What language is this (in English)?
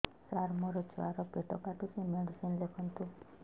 Odia